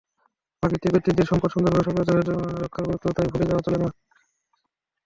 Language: Bangla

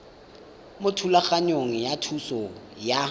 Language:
Tswana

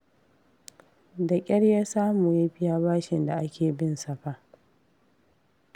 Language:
Hausa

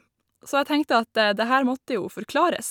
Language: Norwegian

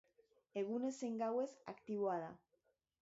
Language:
Basque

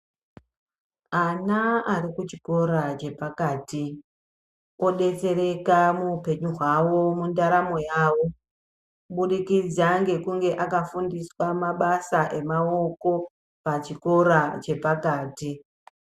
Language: Ndau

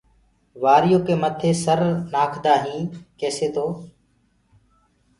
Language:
Gurgula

